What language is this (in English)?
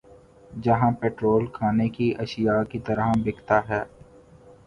Urdu